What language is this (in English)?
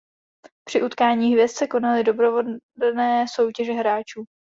Czech